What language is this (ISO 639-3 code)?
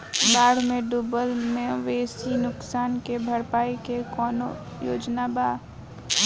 bho